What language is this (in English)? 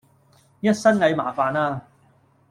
Cantonese